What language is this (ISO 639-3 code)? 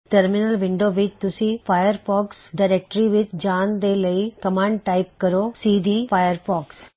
pan